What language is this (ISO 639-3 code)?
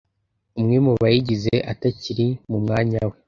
kin